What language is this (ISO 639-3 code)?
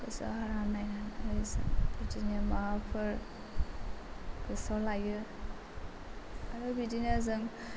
brx